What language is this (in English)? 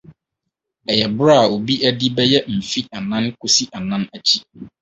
Akan